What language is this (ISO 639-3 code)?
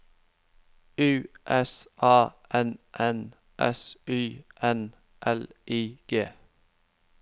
nor